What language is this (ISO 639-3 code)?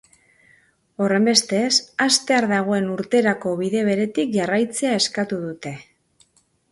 eus